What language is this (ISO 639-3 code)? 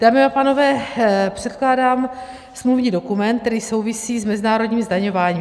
ces